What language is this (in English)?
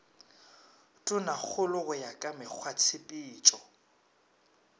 Northern Sotho